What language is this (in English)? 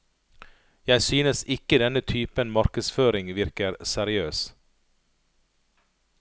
Norwegian